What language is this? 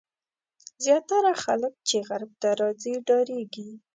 Pashto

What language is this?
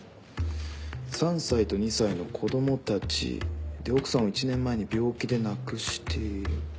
Japanese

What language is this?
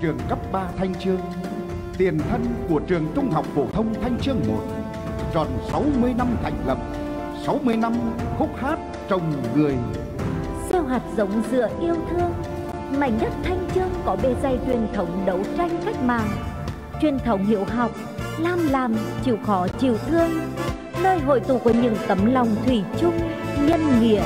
Vietnamese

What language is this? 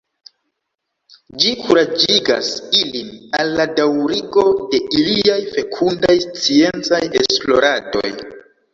Esperanto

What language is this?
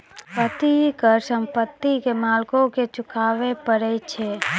Maithili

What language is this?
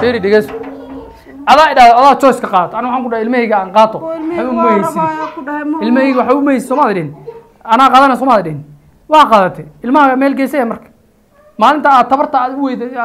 Arabic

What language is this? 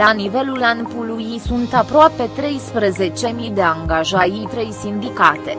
Romanian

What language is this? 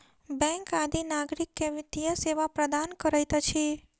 Maithili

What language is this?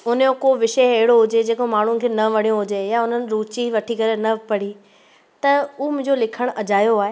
Sindhi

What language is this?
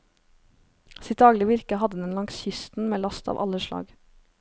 Norwegian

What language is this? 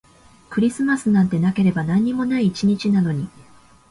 Japanese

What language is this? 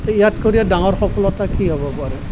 Assamese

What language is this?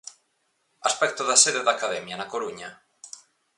Galician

